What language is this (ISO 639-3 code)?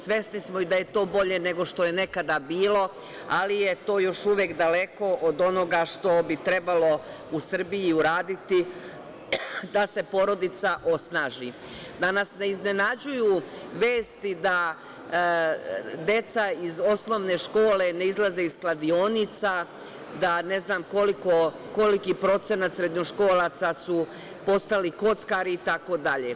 srp